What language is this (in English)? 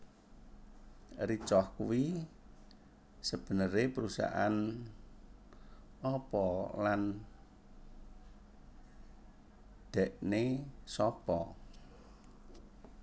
Javanese